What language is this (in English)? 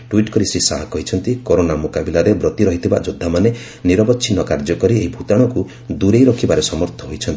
Odia